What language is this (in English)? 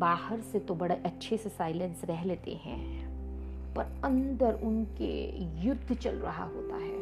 Hindi